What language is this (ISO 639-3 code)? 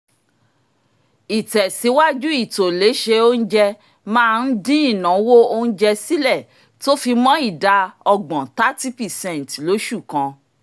yor